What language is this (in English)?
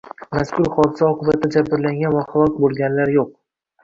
Uzbek